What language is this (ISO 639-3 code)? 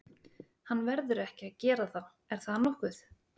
isl